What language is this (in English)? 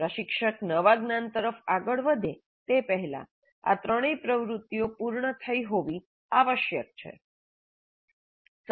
Gujarati